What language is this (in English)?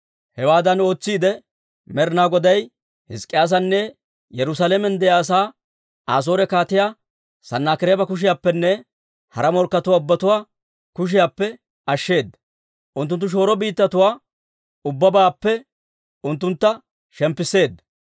Dawro